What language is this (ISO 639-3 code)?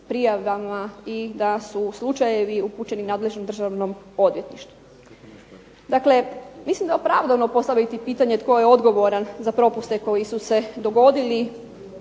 hrv